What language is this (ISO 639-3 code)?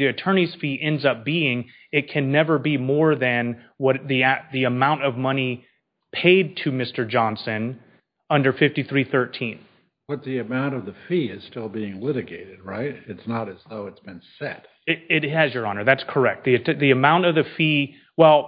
eng